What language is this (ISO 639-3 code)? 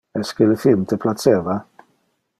ina